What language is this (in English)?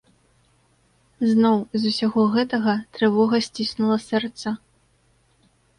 Belarusian